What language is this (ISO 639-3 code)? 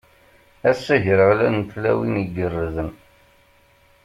kab